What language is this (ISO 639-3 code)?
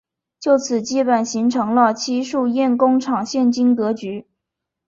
zho